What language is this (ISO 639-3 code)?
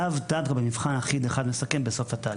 heb